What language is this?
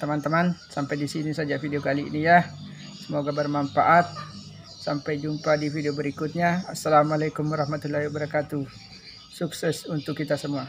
Indonesian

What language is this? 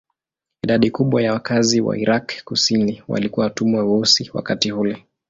Swahili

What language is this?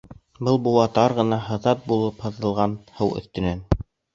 Bashkir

